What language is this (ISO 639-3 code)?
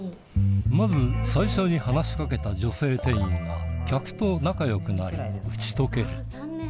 jpn